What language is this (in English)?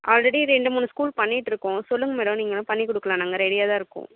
Tamil